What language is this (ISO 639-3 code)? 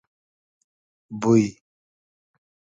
haz